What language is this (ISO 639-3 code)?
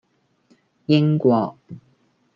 yue